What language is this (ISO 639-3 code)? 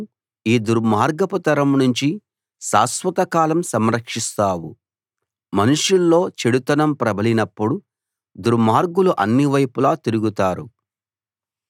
tel